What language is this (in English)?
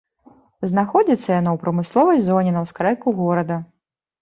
Belarusian